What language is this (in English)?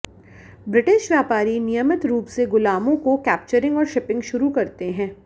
Hindi